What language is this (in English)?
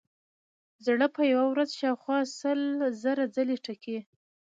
Pashto